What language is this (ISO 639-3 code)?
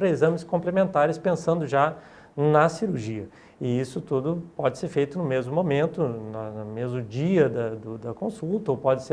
por